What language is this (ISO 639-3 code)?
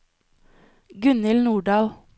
nor